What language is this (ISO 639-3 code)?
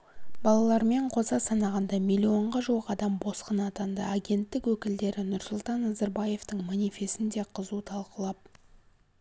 kaz